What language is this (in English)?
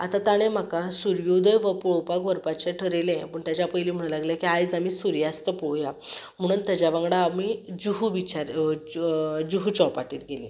Konkani